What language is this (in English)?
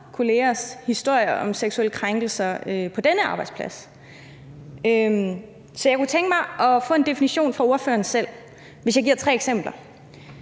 Danish